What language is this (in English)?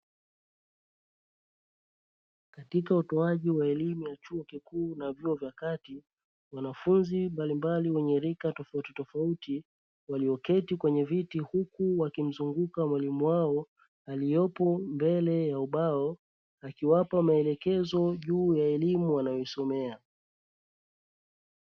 Swahili